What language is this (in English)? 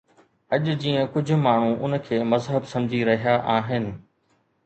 Sindhi